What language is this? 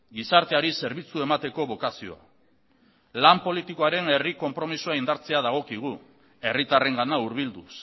Basque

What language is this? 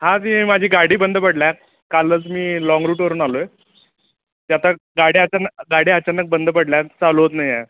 Marathi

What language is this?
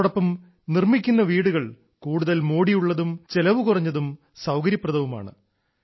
Malayalam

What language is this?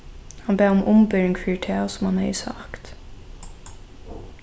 Faroese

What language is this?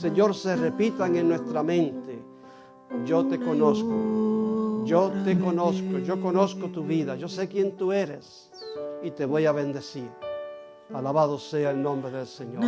Spanish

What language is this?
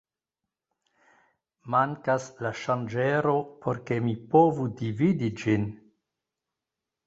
Esperanto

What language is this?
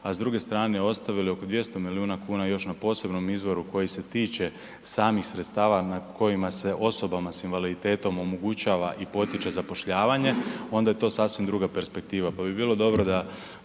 Croatian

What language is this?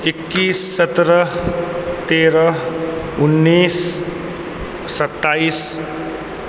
Maithili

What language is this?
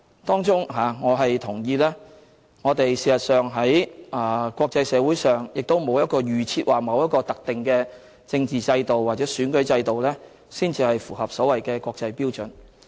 Cantonese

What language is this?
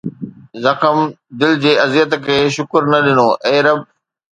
Sindhi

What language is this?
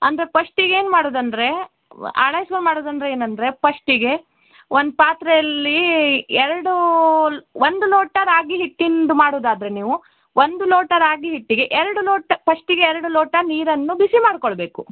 Kannada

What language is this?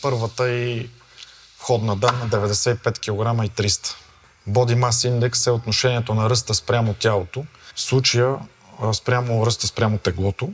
Bulgarian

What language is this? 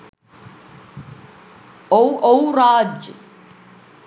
Sinhala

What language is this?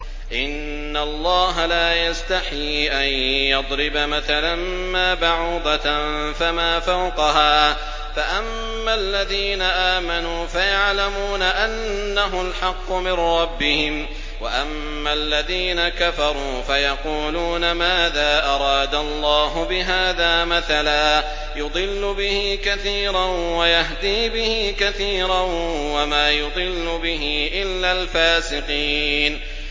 Arabic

